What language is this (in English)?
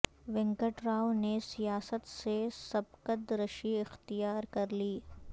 Urdu